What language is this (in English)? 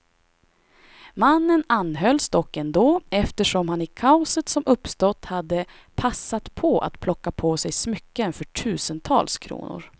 Swedish